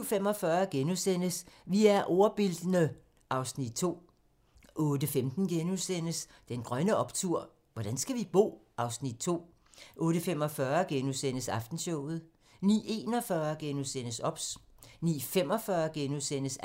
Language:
Danish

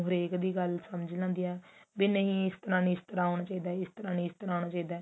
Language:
Punjabi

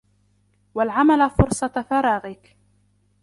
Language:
Arabic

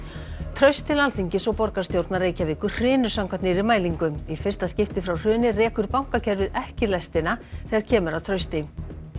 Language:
Icelandic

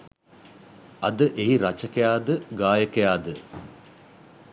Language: Sinhala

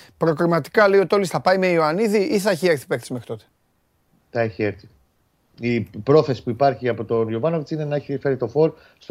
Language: Greek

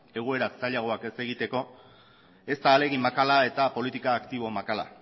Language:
Basque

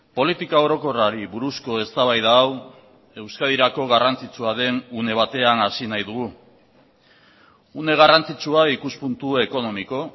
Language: Basque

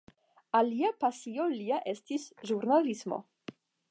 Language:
Esperanto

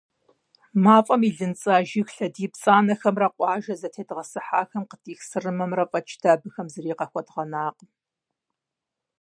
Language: Kabardian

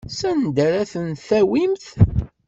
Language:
Kabyle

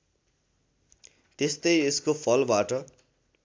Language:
Nepali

